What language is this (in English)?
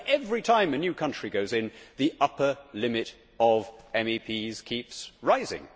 English